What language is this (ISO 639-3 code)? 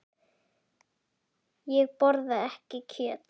isl